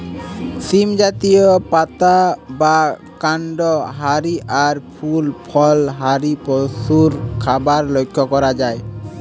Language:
Bangla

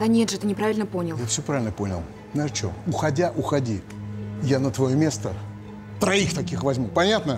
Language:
Russian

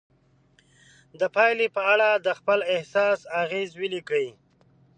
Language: Pashto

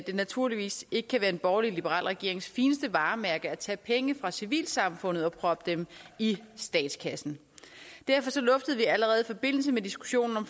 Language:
Danish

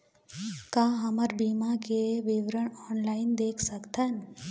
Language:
Chhattisgarhi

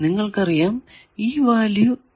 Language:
Malayalam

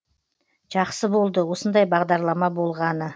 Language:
Kazakh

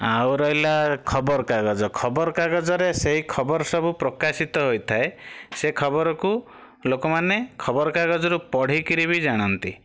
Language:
Odia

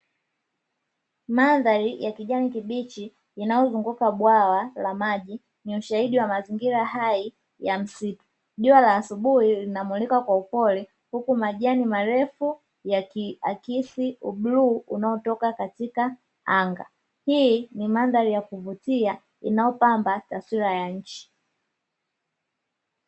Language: Swahili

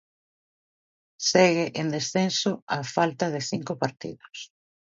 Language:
Galician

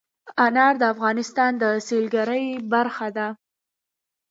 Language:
Pashto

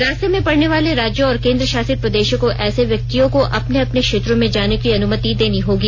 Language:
Hindi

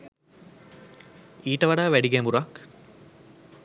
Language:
Sinhala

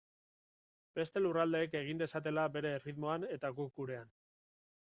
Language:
Basque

